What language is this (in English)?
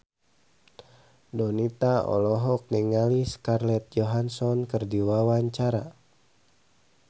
Sundanese